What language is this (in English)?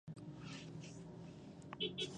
Pashto